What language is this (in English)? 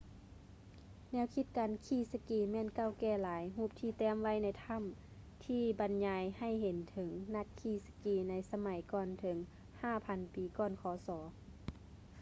Lao